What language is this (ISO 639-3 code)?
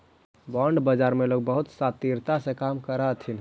mag